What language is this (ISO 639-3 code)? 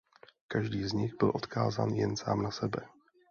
ces